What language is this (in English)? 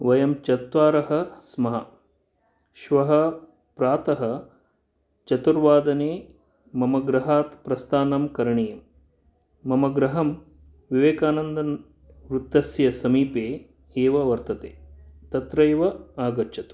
Sanskrit